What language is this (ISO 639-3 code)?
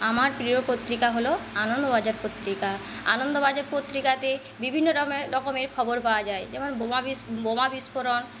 ben